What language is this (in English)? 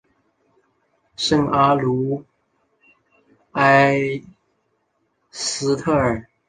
Chinese